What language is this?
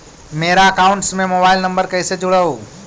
Magahi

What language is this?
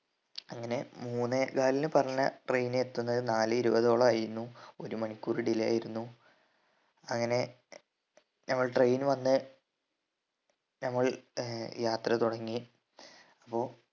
Malayalam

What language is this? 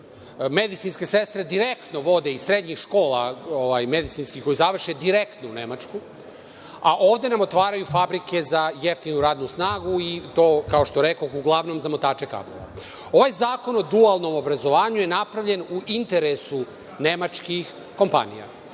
Serbian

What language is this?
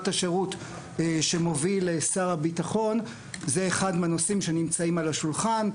Hebrew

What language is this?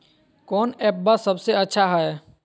Magahi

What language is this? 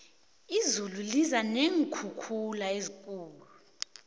South Ndebele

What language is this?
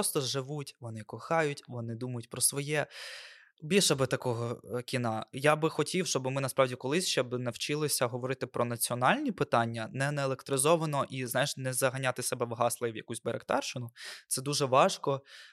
Ukrainian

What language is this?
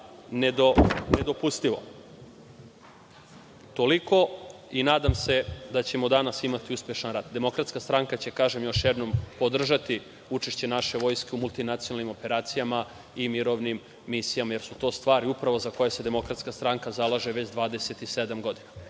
Serbian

